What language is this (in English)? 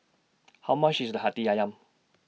English